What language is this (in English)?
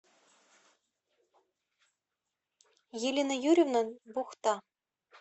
Russian